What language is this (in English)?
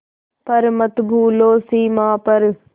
Hindi